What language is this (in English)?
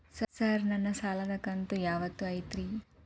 Kannada